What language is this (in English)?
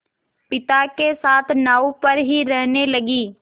Hindi